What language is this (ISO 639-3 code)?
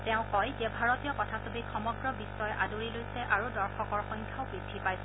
asm